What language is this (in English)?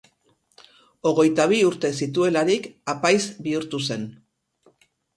Basque